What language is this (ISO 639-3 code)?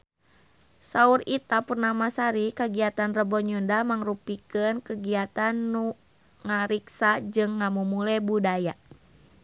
sun